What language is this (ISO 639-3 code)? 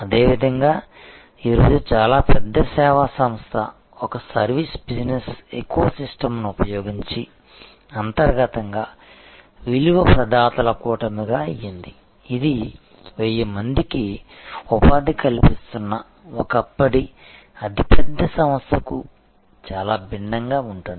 tel